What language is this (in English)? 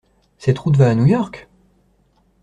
French